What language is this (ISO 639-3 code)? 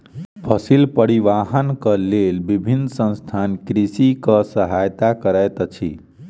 mai